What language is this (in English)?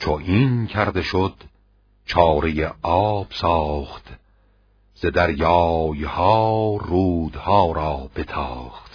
Persian